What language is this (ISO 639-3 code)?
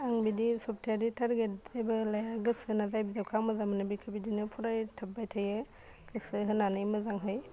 brx